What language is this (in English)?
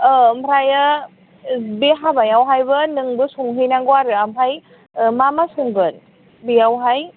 Bodo